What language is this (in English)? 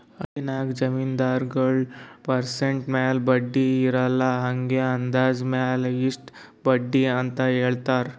Kannada